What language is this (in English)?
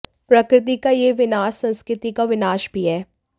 Hindi